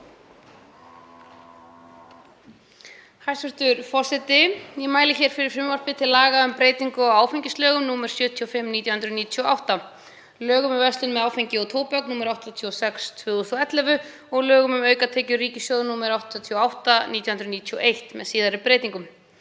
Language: Icelandic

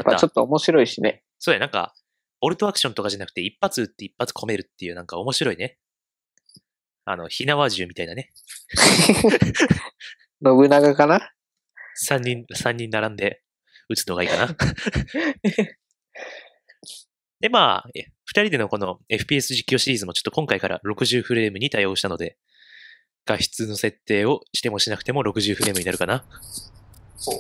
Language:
Japanese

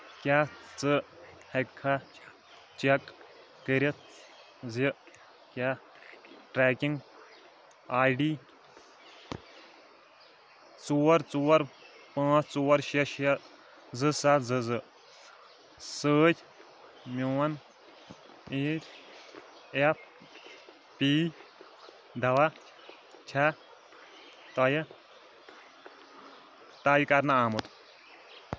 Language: Kashmiri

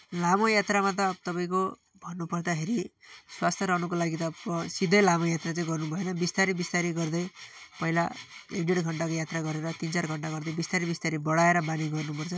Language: Nepali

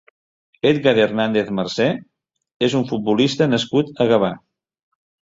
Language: Catalan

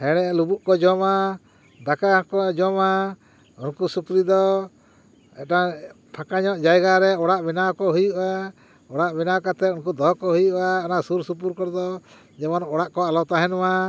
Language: Santali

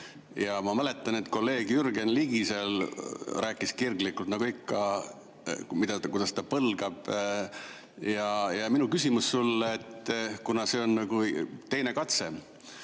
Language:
Estonian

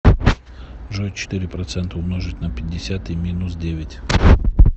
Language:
Russian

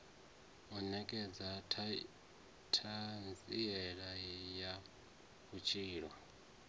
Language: Venda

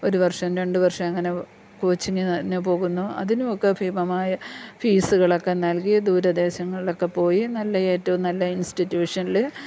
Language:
Malayalam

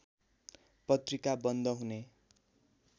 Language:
Nepali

